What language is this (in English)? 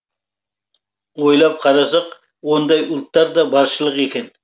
Kazakh